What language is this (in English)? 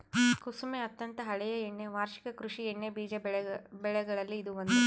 Kannada